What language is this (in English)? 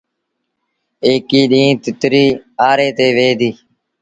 Sindhi Bhil